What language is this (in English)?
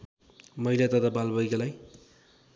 Nepali